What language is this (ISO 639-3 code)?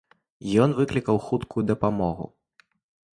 bel